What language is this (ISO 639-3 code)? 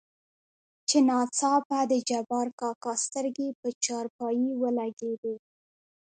pus